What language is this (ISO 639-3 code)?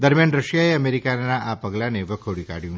guj